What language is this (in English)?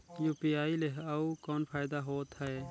Chhattisgarhi